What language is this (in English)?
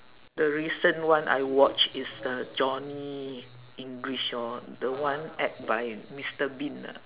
English